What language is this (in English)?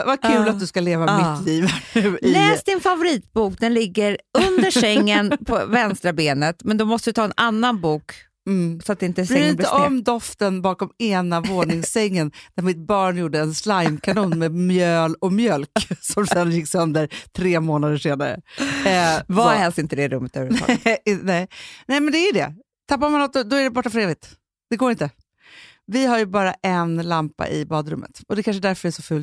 Swedish